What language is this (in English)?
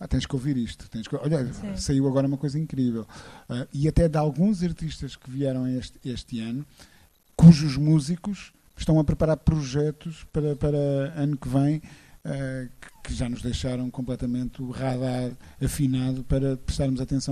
Portuguese